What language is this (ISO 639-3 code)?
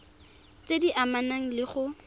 tsn